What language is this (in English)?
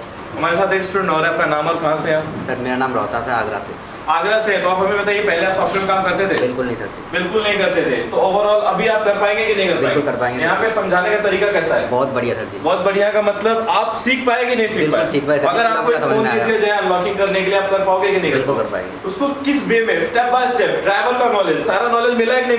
Hindi